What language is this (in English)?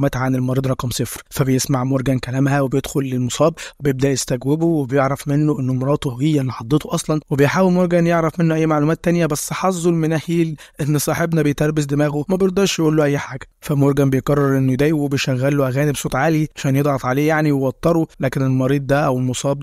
Arabic